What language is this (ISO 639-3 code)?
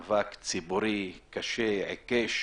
heb